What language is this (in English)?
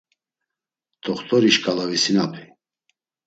Laz